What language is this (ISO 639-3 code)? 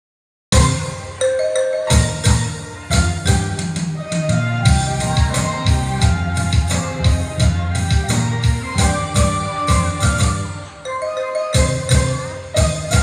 vie